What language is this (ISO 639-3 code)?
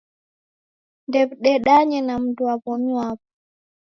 dav